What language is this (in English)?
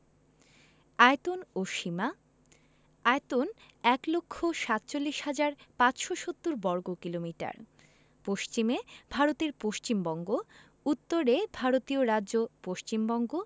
Bangla